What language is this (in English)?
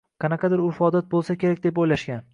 Uzbek